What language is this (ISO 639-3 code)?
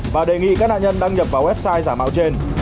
vie